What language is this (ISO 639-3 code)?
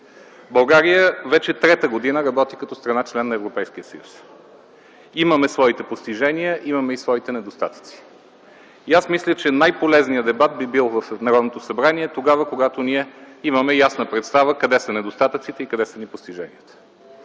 bul